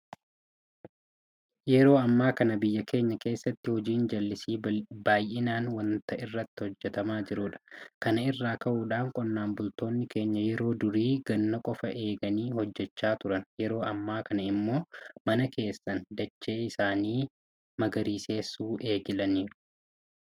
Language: Oromo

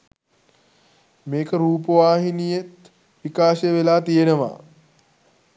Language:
Sinhala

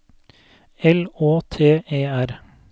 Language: Norwegian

